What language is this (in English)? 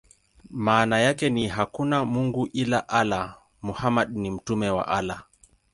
Swahili